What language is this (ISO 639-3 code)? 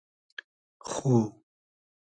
haz